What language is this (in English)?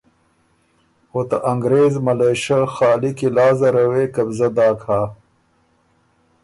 Ormuri